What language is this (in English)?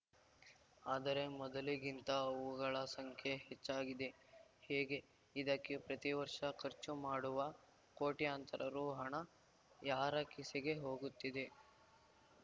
Kannada